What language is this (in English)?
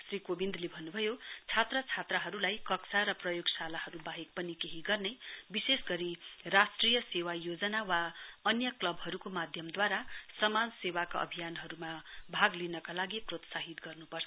Nepali